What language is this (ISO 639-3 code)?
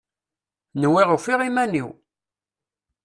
kab